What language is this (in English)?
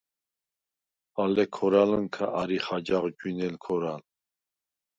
Svan